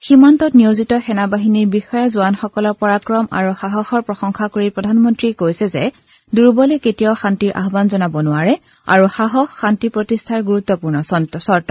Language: Assamese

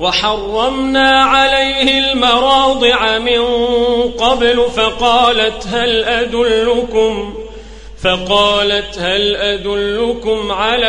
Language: Arabic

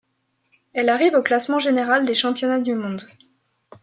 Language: French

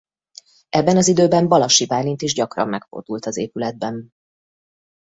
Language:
Hungarian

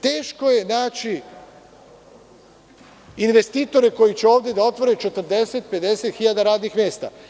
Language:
Serbian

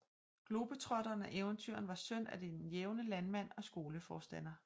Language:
Danish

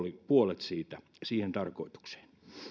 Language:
Finnish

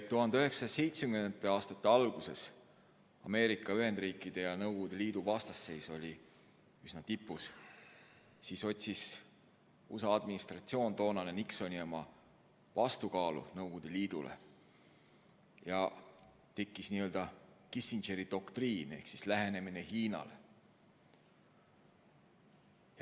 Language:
Estonian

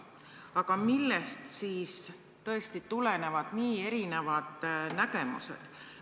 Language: Estonian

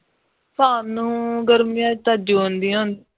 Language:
Punjabi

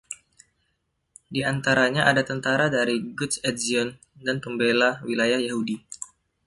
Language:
Indonesian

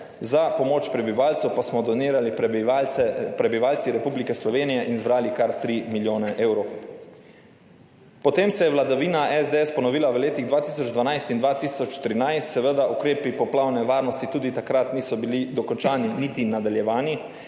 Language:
Slovenian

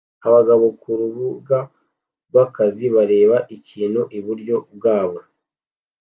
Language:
Kinyarwanda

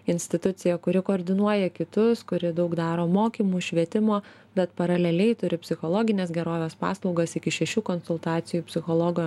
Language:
Lithuanian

